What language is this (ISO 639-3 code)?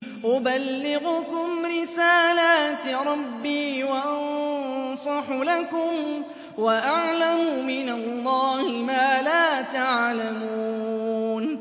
ara